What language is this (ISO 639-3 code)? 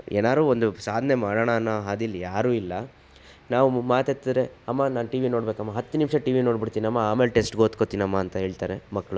kan